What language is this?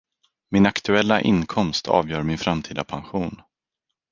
Swedish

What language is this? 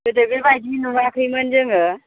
Bodo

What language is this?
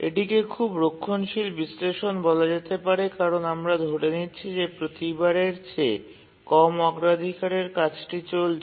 Bangla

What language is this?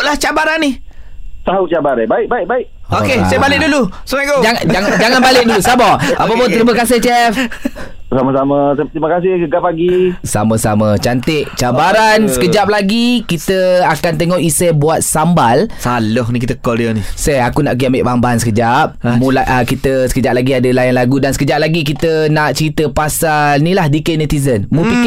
Malay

